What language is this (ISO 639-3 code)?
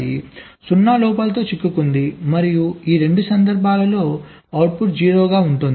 tel